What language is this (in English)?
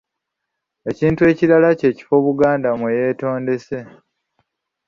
Ganda